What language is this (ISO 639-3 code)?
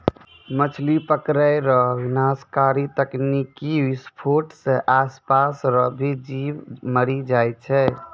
mai